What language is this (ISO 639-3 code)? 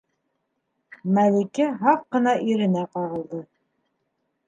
bak